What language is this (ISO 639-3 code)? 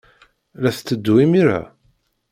kab